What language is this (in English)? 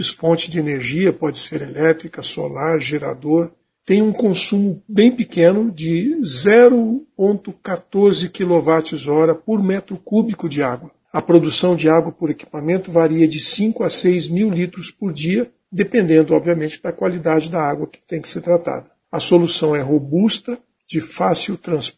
Portuguese